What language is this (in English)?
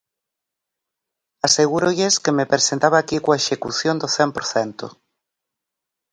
Galician